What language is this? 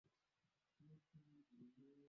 Swahili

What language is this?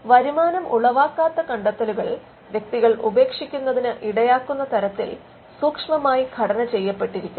Malayalam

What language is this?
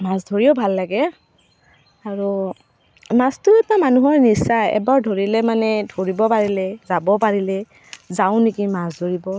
Assamese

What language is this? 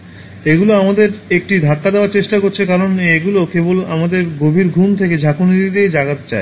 Bangla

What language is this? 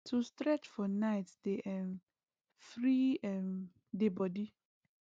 Nigerian Pidgin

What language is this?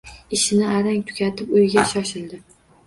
Uzbek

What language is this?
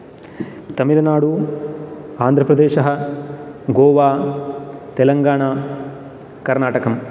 Sanskrit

